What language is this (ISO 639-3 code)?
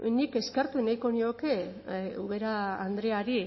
eus